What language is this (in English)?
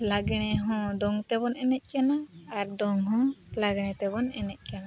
Santali